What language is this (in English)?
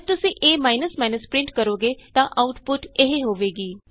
Punjabi